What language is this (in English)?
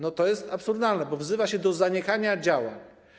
Polish